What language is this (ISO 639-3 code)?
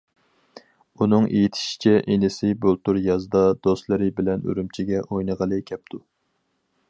uig